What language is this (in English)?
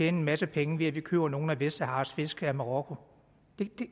Danish